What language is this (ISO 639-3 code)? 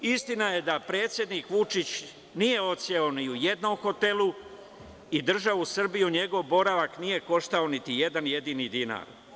srp